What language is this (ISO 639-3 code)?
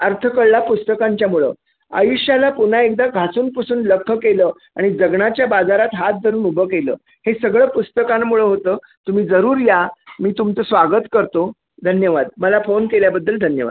mar